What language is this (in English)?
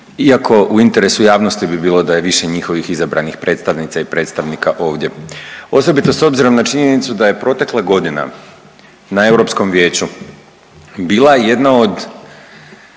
Croatian